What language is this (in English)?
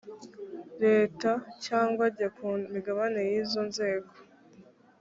Kinyarwanda